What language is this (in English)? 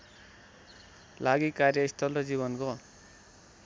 Nepali